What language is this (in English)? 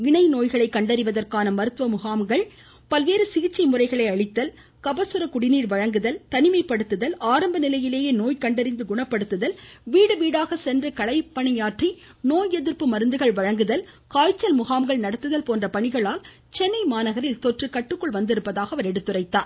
Tamil